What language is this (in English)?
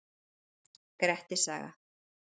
Icelandic